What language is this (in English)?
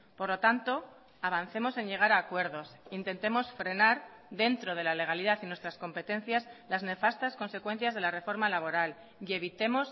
Spanish